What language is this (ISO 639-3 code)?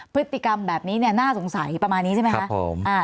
tha